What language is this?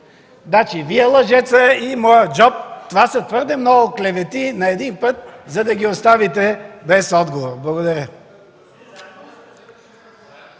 Bulgarian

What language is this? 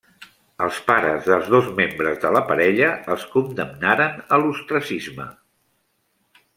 Catalan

